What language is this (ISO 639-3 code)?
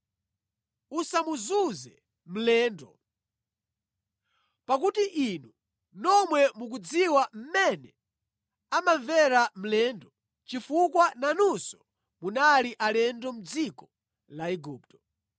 nya